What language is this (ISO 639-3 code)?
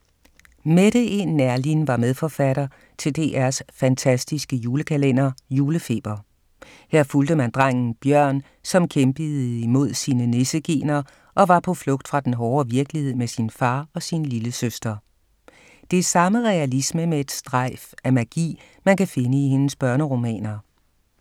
dan